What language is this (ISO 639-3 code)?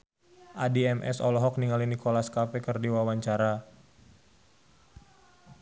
sun